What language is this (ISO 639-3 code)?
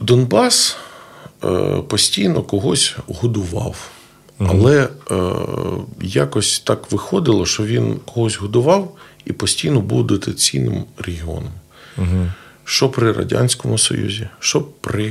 ukr